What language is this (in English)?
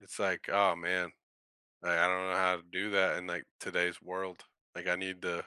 English